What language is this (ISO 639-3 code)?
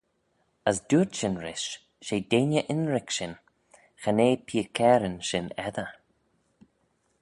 glv